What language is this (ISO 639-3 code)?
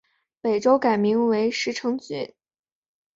zho